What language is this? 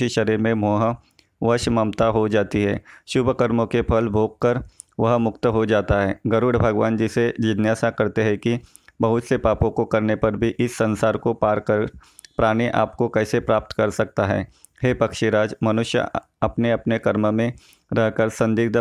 Hindi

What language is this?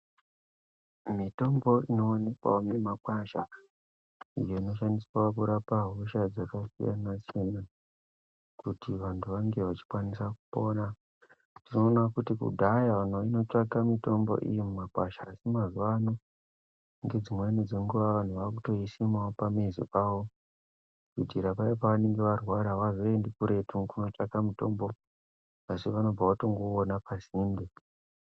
Ndau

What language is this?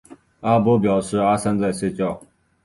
Chinese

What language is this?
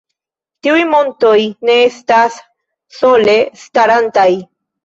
Esperanto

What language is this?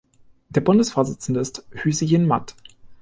German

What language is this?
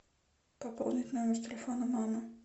Russian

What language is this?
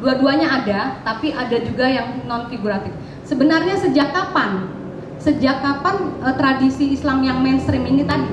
Indonesian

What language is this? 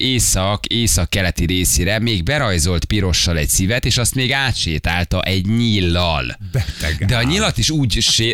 Hungarian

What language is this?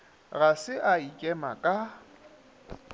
Northern Sotho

